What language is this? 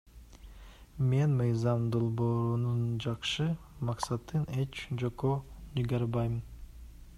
Kyrgyz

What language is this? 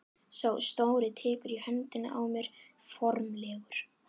Icelandic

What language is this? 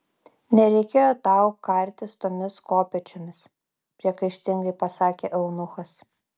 Lithuanian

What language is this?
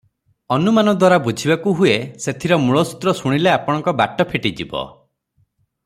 Odia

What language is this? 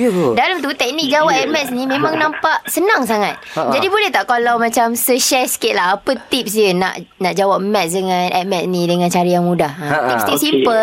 Malay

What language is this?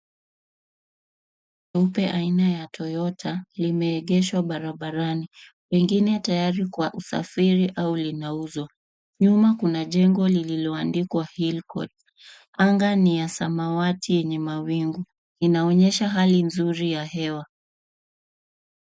Swahili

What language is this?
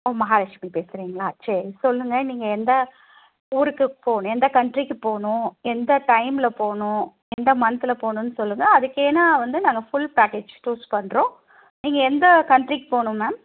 Tamil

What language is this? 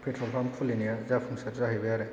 Bodo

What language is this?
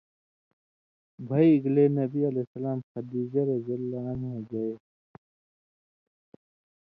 Indus Kohistani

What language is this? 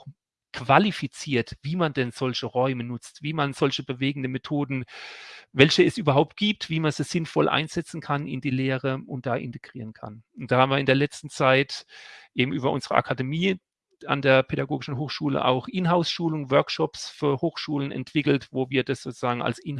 German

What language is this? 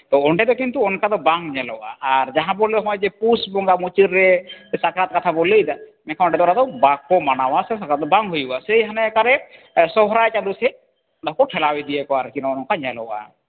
Santali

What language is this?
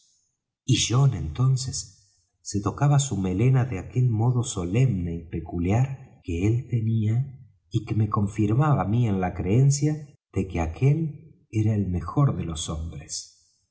Spanish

